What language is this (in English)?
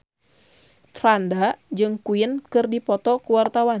Sundanese